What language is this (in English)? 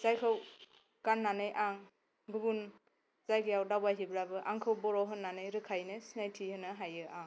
Bodo